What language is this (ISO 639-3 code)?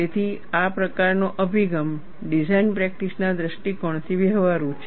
guj